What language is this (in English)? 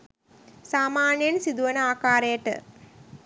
Sinhala